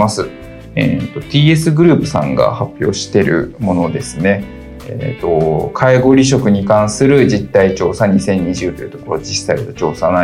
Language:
Japanese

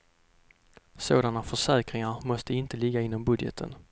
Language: Swedish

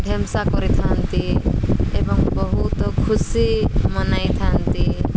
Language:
Odia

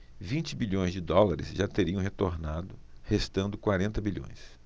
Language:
Portuguese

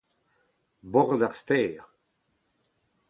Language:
Breton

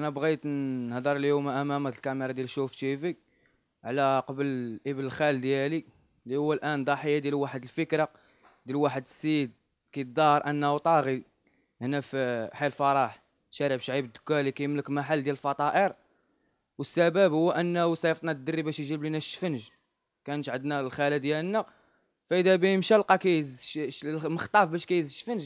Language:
Arabic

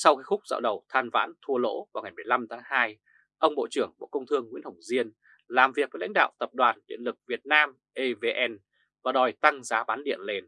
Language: Vietnamese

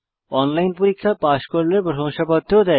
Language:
Bangla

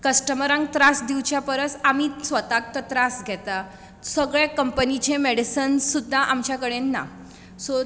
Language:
Konkani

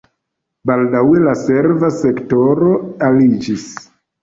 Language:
Esperanto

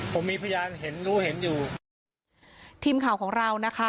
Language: Thai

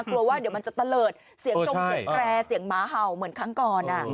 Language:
Thai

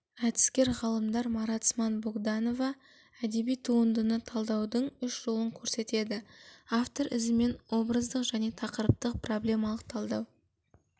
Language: Kazakh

